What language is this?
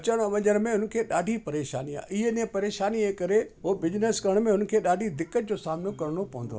Sindhi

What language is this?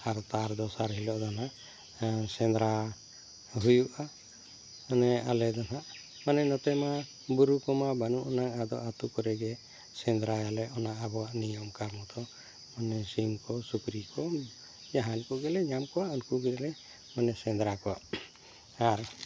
Santali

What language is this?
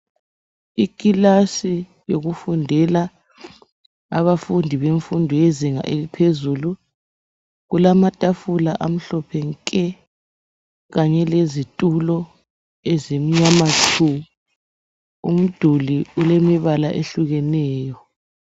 North Ndebele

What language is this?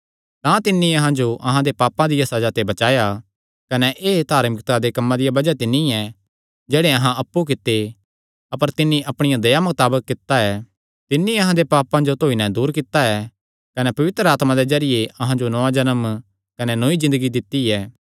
Kangri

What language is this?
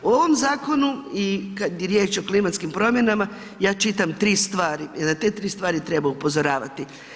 Croatian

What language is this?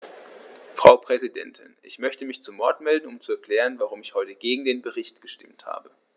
German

